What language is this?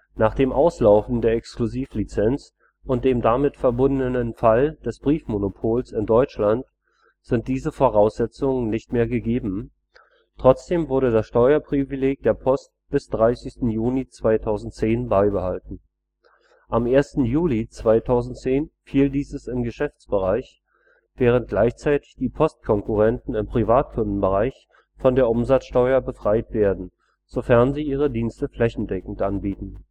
German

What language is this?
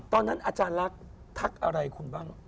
Thai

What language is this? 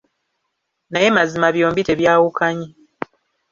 Ganda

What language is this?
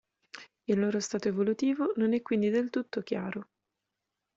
Italian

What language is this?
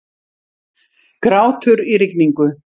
Icelandic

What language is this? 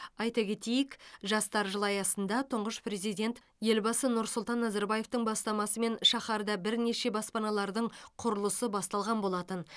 Kazakh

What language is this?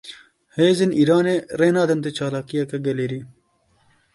Kurdish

